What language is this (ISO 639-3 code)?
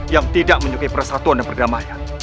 ind